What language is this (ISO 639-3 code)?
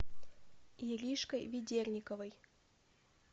rus